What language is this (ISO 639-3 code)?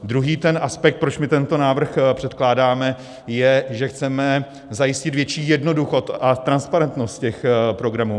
ces